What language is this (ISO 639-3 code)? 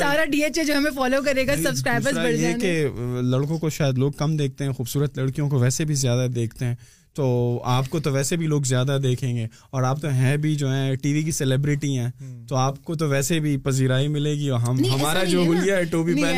urd